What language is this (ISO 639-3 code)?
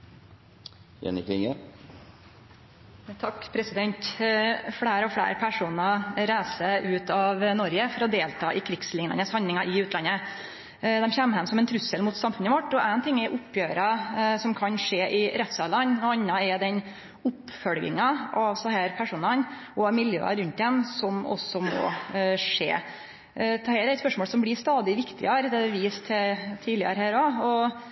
nno